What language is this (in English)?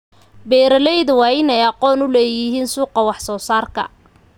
Somali